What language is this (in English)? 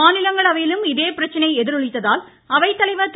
Tamil